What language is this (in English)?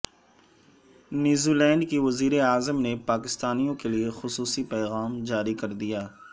Urdu